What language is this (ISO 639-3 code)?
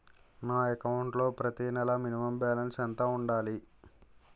tel